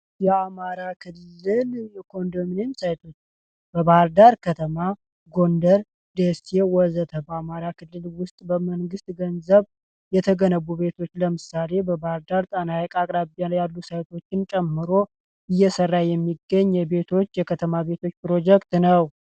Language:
Amharic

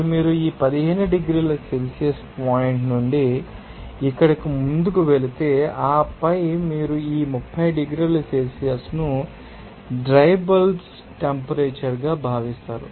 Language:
Telugu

